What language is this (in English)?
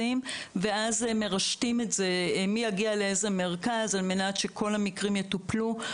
Hebrew